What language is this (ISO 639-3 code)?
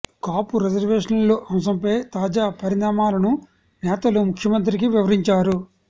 tel